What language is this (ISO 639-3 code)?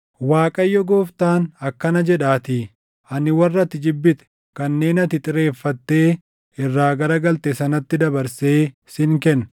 orm